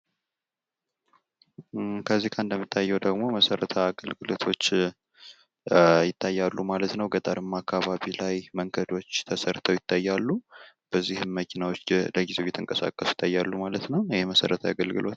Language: Amharic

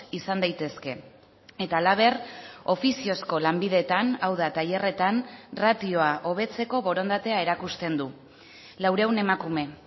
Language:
Basque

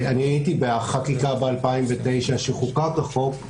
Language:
Hebrew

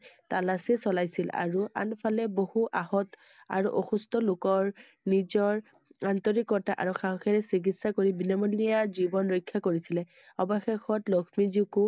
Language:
Assamese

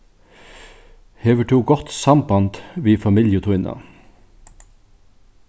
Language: Faroese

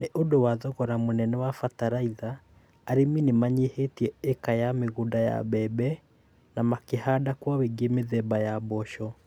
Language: Kikuyu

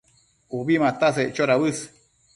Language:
Matsés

